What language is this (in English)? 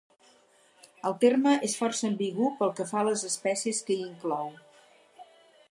Catalan